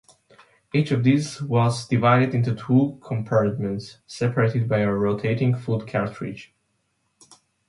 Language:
English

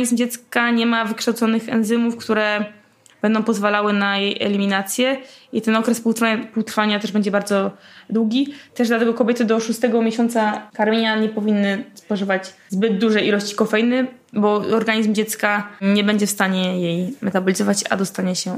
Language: Polish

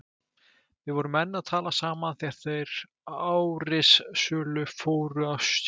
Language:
Icelandic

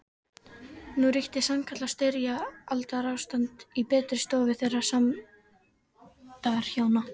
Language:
Icelandic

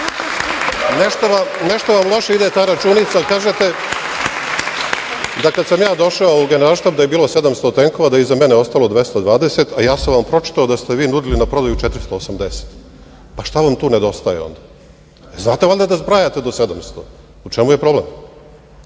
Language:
Serbian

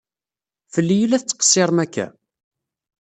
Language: Kabyle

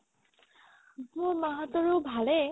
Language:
Assamese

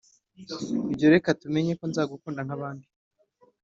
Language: Kinyarwanda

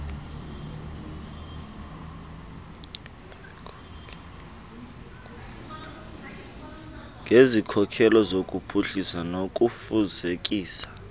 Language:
Xhosa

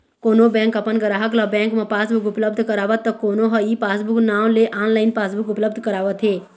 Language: Chhattisgarhi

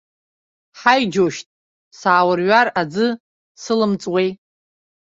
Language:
Abkhazian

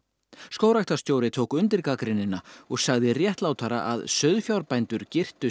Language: Icelandic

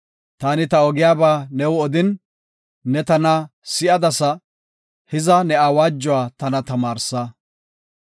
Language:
Gofa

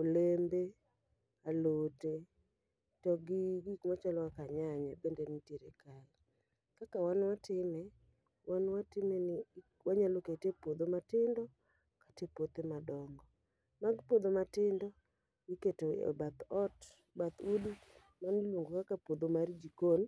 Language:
Luo (Kenya and Tanzania)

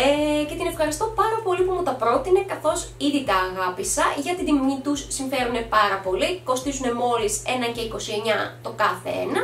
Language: Greek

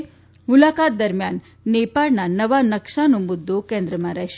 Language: Gujarati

